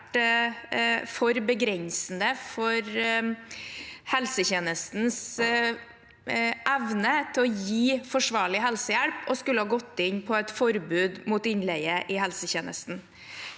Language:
Norwegian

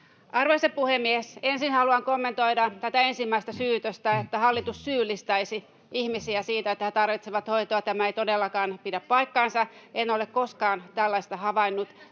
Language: Finnish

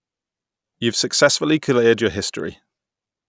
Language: English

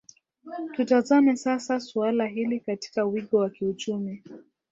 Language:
Swahili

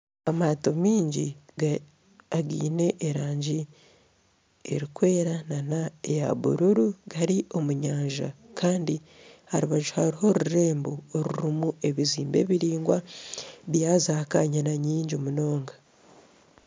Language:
Nyankole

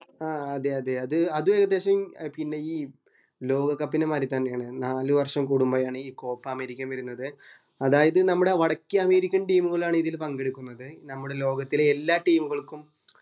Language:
Malayalam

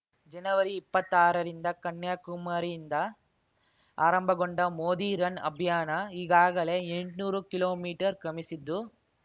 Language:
Kannada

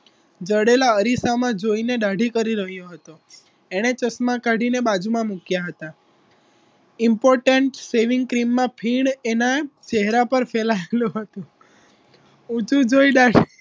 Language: Gujarati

